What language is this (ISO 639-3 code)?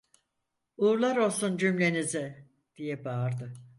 tur